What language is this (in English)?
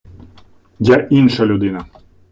Ukrainian